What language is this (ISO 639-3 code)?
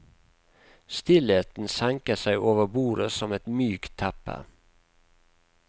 nor